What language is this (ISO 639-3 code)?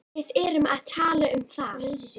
isl